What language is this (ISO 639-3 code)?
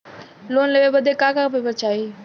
bho